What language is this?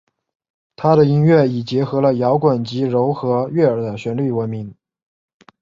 Chinese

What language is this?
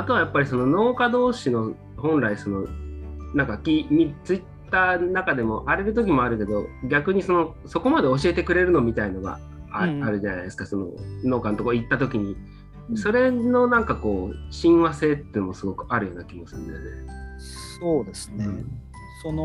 Japanese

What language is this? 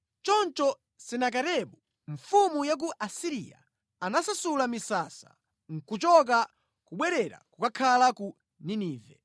Nyanja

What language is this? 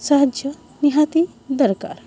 Odia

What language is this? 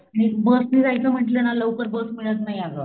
Marathi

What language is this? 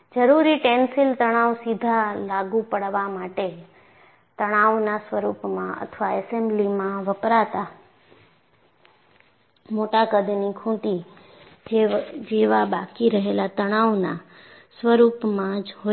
Gujarati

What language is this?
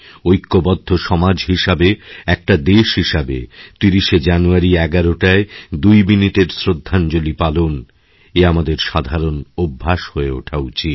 Bangla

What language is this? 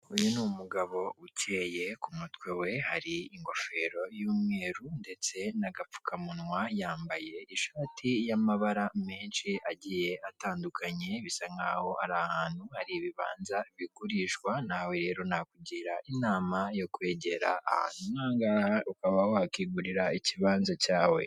Kinyarwanda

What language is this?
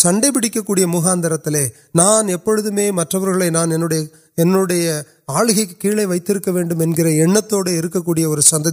Urdu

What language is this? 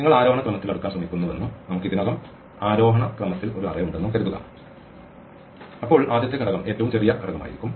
Malayalam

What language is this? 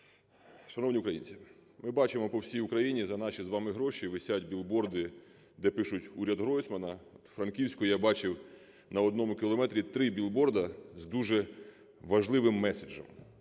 Ukrainian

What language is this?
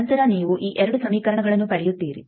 Kannada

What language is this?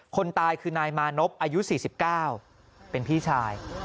Thai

